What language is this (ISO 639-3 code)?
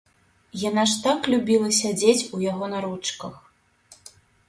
bel